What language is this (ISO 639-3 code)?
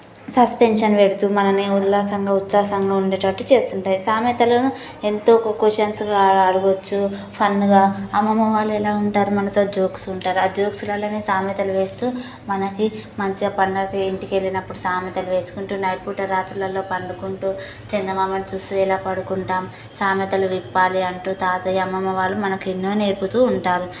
tel